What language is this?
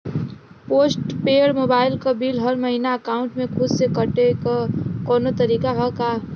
Bhojpuri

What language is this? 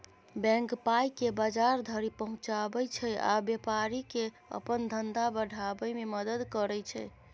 Maithili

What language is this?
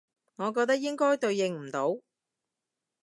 Cantonese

